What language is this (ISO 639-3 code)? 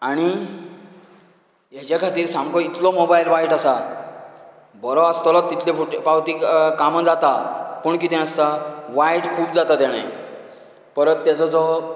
kok